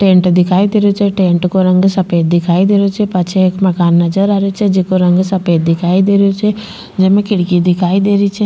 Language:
Rajasthani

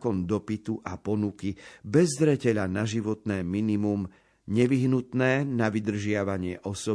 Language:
Slovak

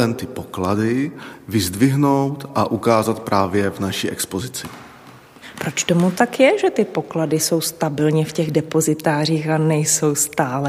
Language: Czech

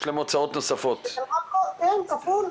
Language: Hebrew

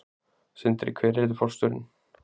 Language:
Icelandic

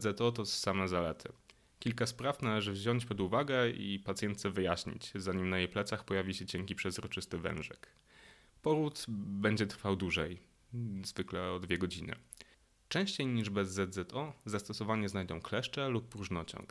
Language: Polish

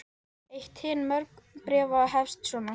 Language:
Icelandic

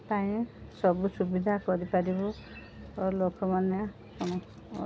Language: Odia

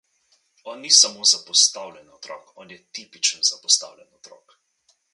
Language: Slovenian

